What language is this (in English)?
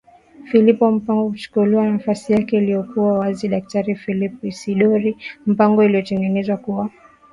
Swahili